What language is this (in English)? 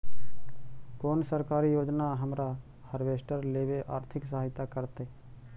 Magahi